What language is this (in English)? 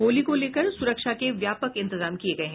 Hindi